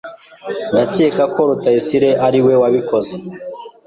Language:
Kinyarwanda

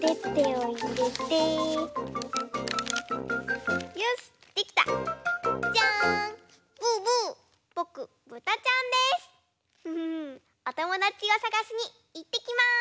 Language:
Japanese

